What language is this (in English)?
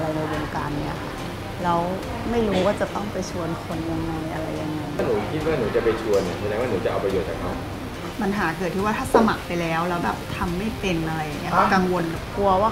Thai